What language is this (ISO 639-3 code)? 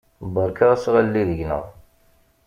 kab